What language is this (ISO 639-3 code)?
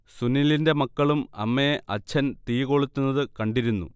mal